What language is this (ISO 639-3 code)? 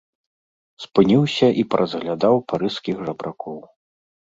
bel